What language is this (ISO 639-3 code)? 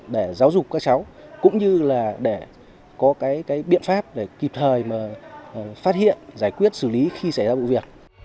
vie